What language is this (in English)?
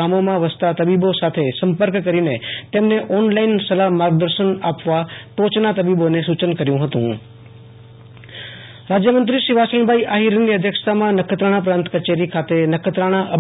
Gujarati